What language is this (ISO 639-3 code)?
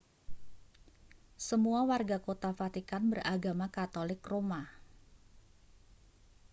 ind